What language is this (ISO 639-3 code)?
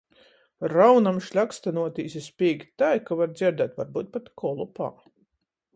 ltg